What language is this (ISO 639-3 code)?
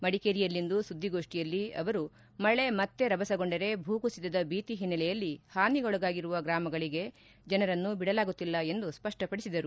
kan